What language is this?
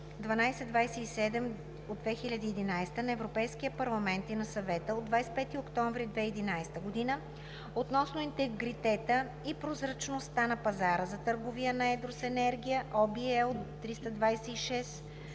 Bulgarian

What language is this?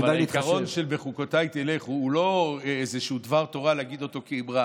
Hebrew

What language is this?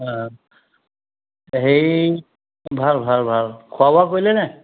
Assamese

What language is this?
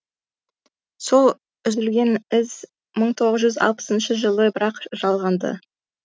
Kazakh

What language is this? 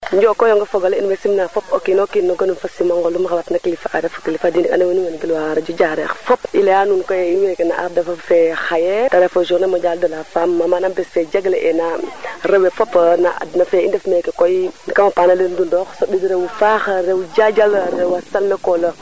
Serer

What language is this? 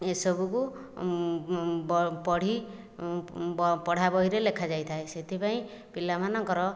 Odia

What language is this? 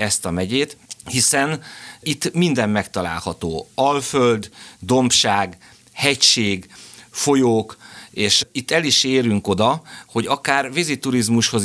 Hungarian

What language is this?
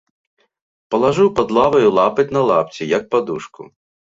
Belarusian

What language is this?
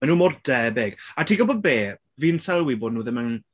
Welsh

